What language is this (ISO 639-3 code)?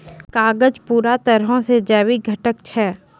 mai